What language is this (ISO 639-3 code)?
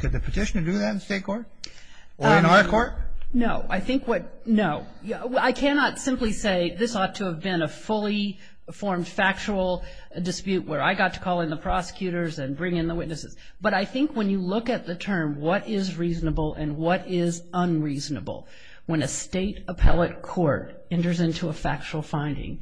eng